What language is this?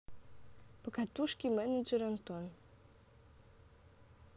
Russian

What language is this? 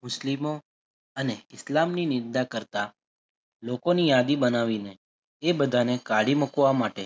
Gujarati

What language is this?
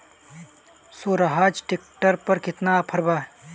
Bhojpuri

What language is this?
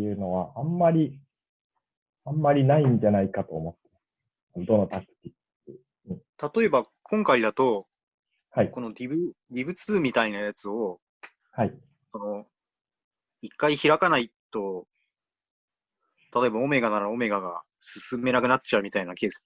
Japanese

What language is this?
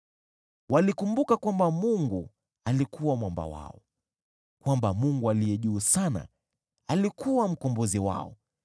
Swahili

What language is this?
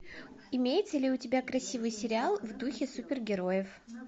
Russian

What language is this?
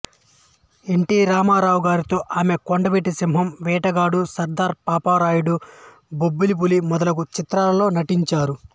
Telugu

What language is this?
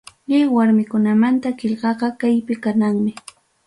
Ayacucho Quechua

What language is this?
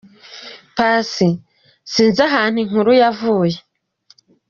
Kinyarwanda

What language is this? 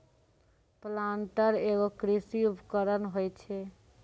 Maithili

